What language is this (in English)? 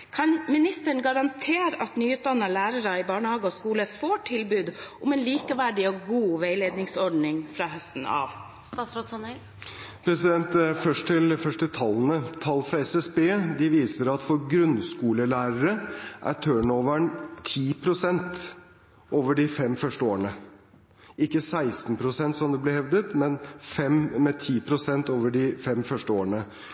Norwegian Bokmål